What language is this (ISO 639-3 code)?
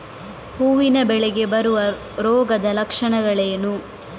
kan